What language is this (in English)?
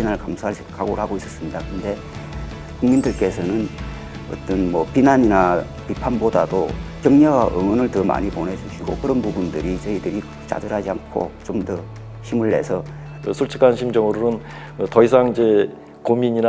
Korean